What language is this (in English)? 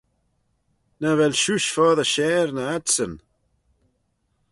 Manx